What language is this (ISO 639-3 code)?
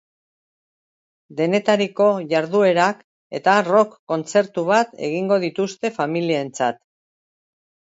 eus